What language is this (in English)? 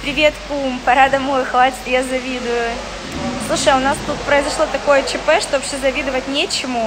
Russian